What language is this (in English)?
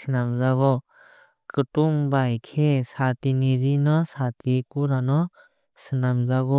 Kok Borok